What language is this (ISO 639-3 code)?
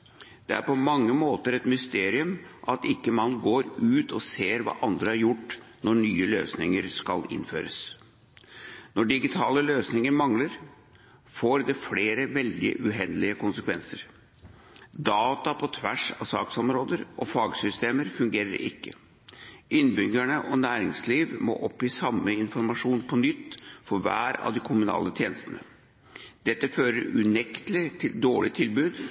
nob